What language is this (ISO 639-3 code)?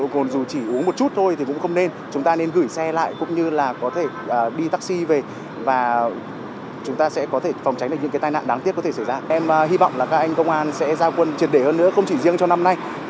vie